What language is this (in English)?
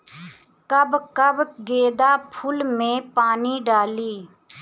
Bhojpuri